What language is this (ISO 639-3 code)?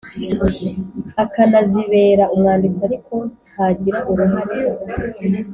kin